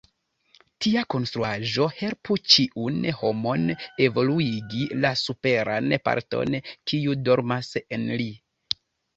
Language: Esperanto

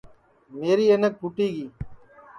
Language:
Sansi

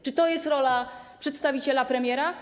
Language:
Polish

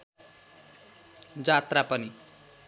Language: Nepali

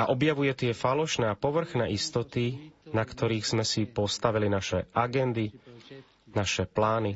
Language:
Slovak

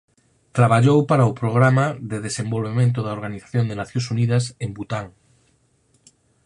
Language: Galician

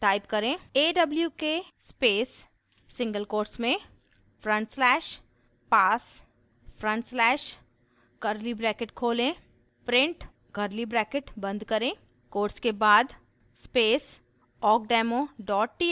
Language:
Hindi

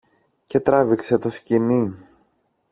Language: Greek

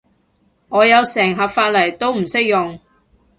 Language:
Cantonese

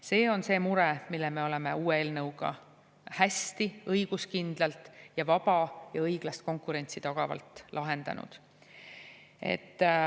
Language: Estonian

